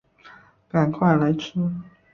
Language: Chinese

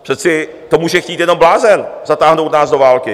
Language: Czech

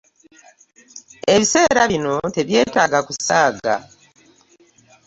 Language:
Ganda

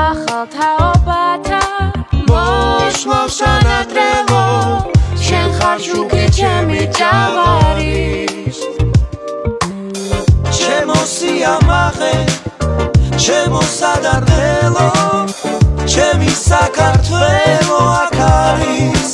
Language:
Romanian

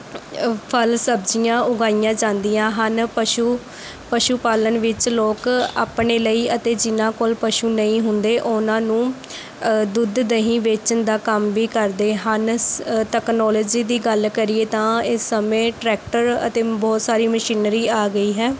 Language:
Punjabi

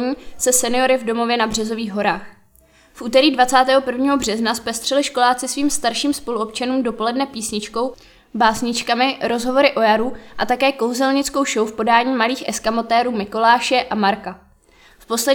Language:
Czech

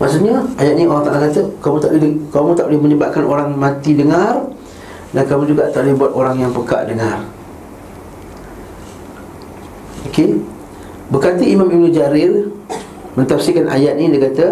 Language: Malay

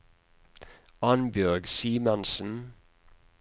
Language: Norwegian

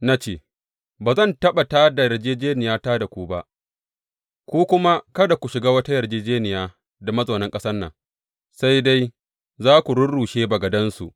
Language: Hausa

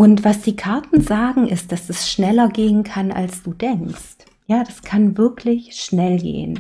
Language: German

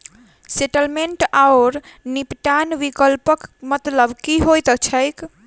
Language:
Maithili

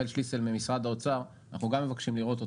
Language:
Hebrew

